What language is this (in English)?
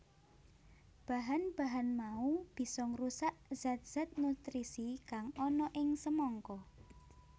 Javanese